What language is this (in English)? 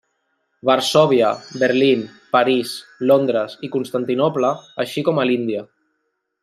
Catalan